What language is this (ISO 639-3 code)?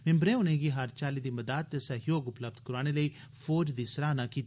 doi